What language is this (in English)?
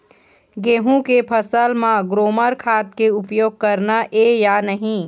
Chhattisgarhi